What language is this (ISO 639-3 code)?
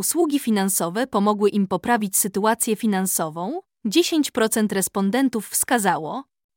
pol